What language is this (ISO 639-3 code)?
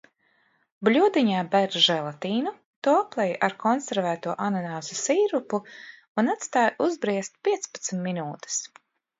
lav